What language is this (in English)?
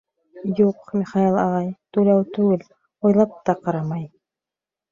Bashkir